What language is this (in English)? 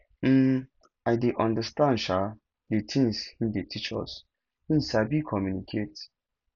Nigerian Pidgin